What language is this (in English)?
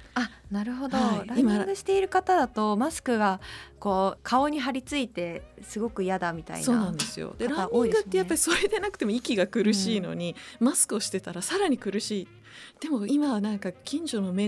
Japanese